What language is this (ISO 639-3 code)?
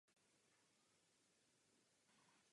ces